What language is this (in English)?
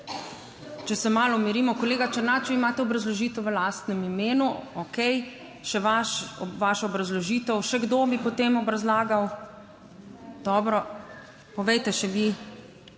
Slovenian